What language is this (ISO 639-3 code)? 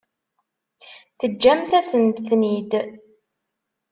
kab